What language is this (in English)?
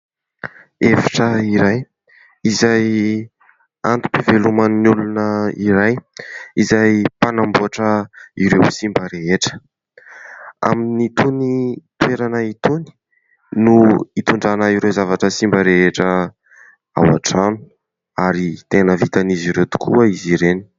Malagasy